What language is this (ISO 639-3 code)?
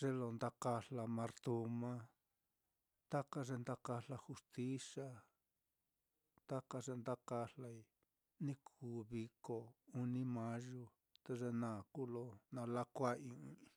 vmm